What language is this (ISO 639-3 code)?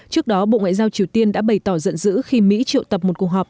vie